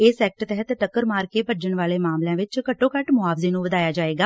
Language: Punjabi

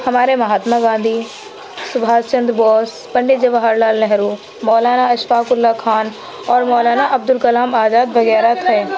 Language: Urdu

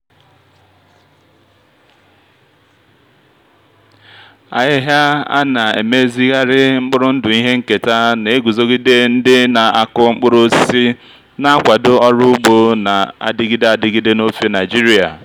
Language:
Igbo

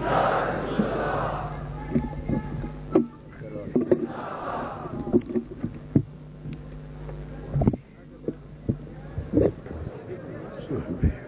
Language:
Urdu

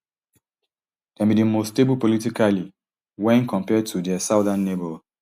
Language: Nigerian Pidgin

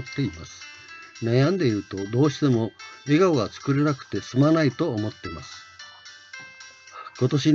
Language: Japanese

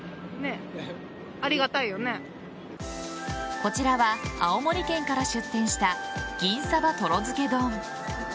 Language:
Japanese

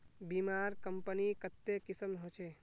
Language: Magahi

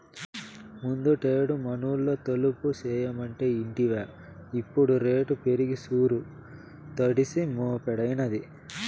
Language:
Telugu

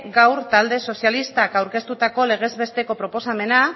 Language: Basque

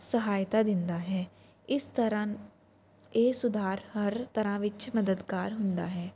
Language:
Punjabi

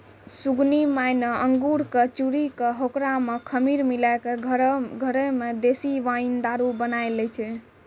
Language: Maithili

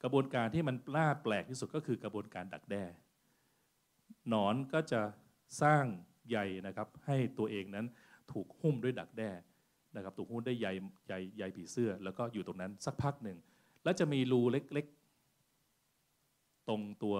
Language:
Thai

